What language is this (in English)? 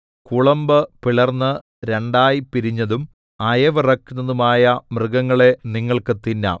Malayalam